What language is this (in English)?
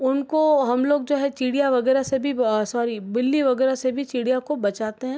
Hindi